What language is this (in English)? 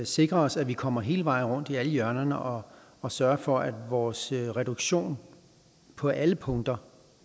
Danish